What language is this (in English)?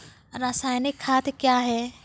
Maithili